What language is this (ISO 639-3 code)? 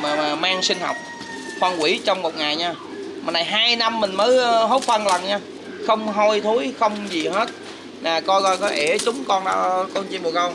vie